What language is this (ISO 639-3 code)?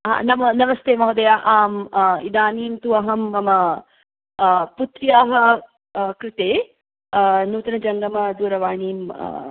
san